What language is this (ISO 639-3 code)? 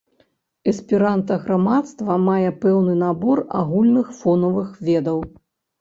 bel